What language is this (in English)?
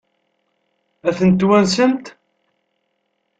Kabyle